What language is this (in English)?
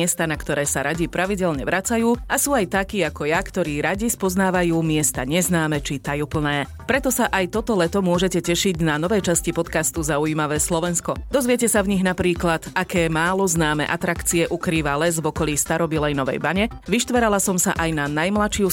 Slovak